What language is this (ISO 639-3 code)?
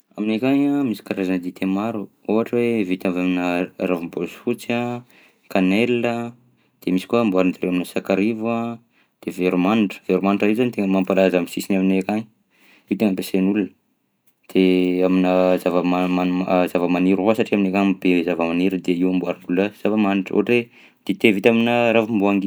bzc